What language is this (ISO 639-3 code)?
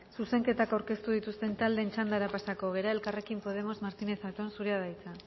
eus